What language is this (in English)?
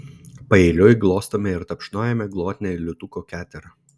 Lithuanian